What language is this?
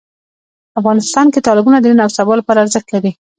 Pashto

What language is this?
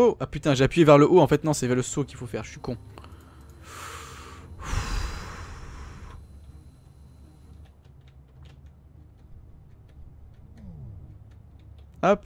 French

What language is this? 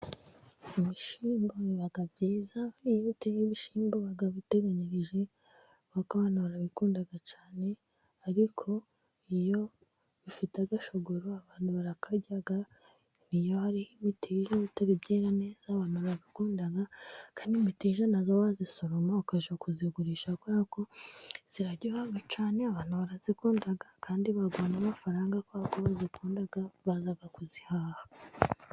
Kinyarwanda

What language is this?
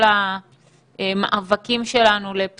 Hebrew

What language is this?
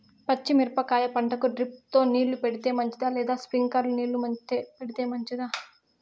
Telugu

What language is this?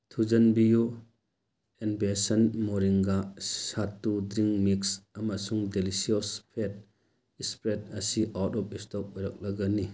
Manipuri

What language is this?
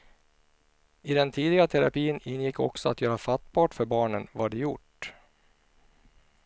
Swedish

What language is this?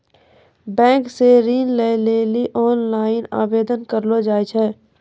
Maithili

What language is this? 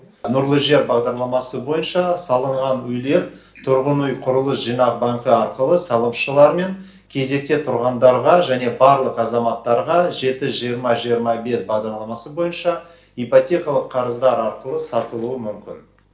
Kazakh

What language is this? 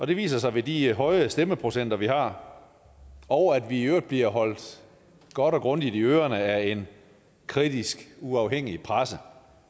Danish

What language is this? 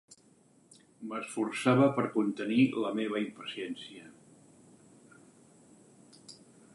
Catalan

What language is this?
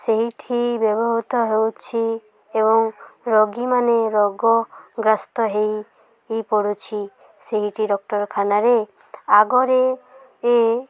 Odia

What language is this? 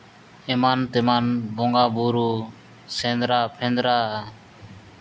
Santali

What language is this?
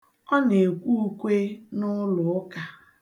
Igbo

